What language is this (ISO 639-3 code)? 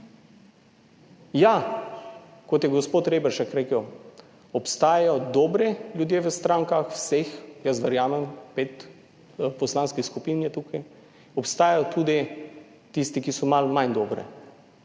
slv